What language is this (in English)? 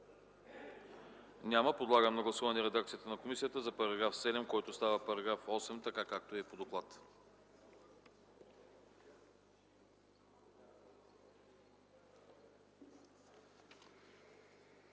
Bulgarian